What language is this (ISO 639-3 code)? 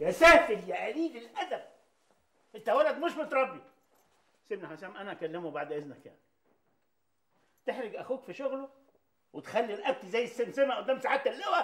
ara